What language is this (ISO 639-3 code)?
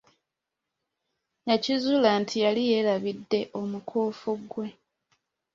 lug